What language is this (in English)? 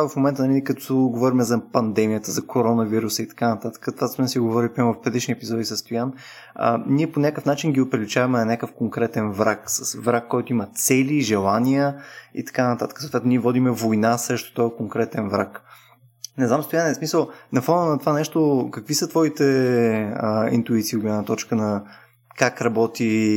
Bulgarian